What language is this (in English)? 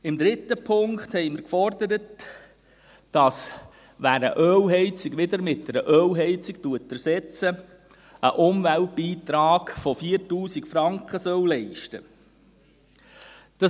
Swiss German